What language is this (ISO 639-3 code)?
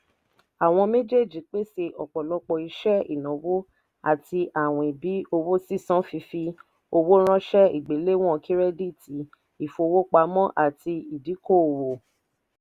yor